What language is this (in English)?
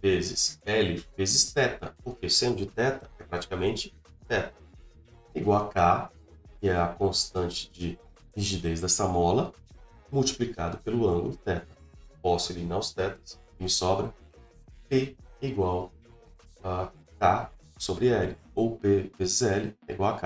Portuguese